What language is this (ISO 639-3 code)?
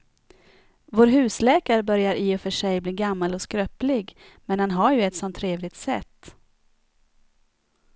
swe